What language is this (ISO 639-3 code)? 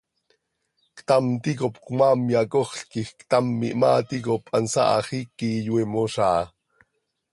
sei